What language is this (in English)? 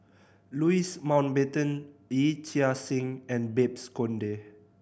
English